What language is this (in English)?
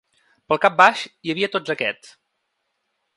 Catalan